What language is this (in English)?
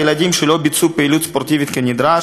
Hebrew